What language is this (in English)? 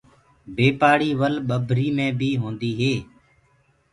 Gurgula